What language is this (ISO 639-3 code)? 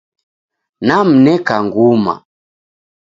dav